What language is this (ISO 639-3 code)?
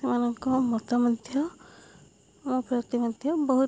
ori